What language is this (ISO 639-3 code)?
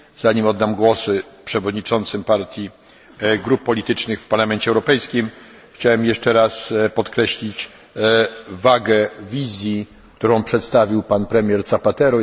pol